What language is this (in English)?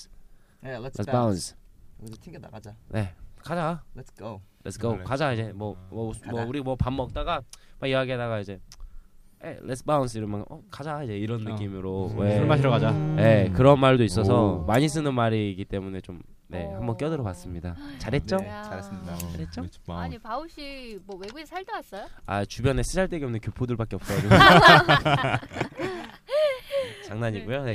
Korean